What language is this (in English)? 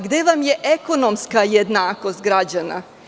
Serbian